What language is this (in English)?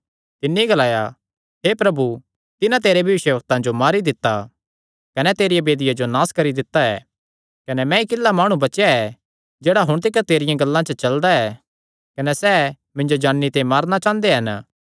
Kangri